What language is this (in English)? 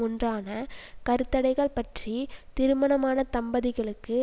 Tamil